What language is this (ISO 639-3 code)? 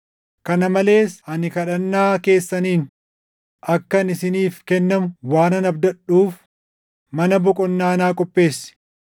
orm